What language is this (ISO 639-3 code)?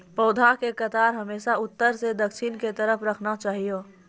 mai